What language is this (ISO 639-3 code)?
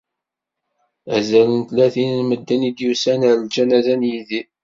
kab